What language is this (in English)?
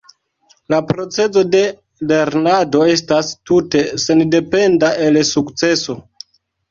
Esperanto